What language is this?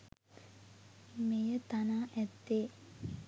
Sinhala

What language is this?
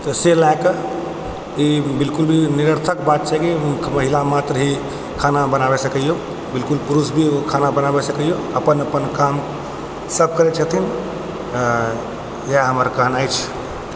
Maithili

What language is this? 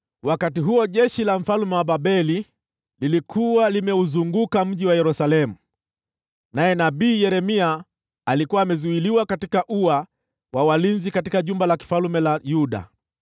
Swahili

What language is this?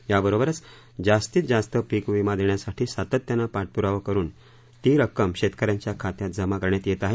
Marathi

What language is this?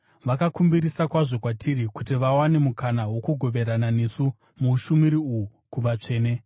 Shona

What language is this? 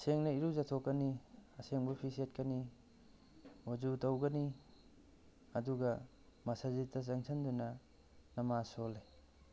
Manipuri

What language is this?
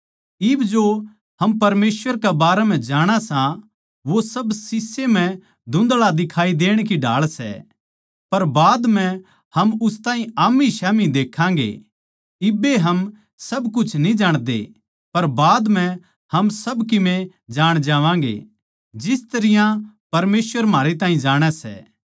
Haryanvi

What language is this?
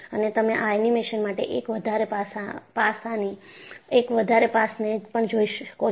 Gujarati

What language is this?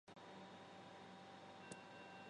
Chinese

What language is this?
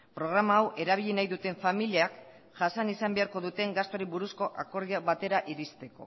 Basque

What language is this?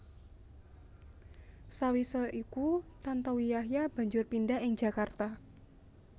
Javanese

